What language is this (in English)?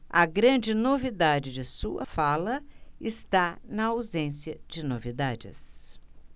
Portuguese